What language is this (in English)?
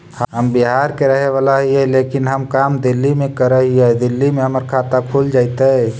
Magahi